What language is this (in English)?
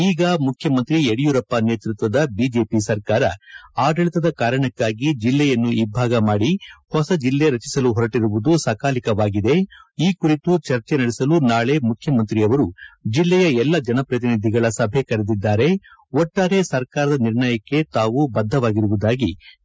Kannada